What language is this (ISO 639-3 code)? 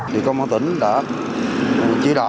vie